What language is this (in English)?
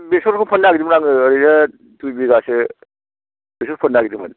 Bodo